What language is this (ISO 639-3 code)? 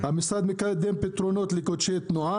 heb